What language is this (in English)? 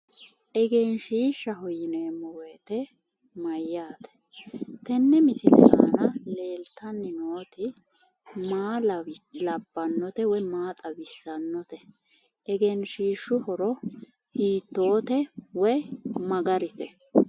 Sidamo